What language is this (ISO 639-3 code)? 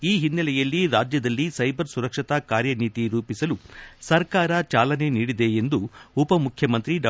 kan